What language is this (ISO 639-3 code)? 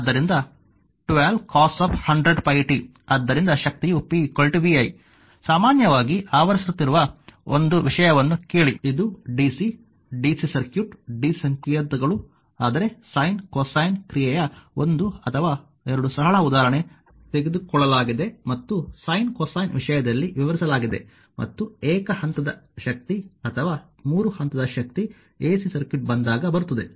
kan